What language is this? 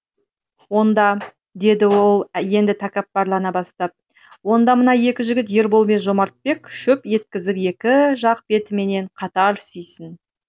Kazakh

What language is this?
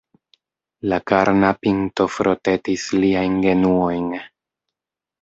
Esperanto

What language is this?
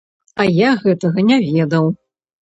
Belarusian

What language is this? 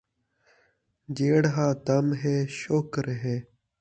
Saraiki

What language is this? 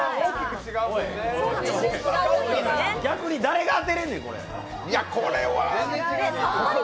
Japanese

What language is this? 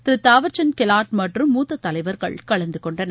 Tamil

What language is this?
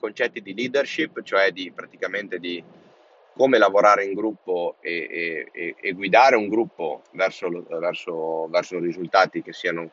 Italian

